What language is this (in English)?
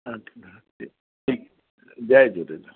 Sindhi